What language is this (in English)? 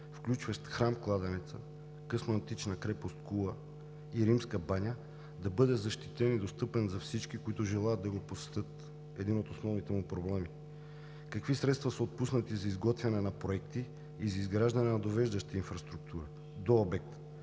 Bulgarian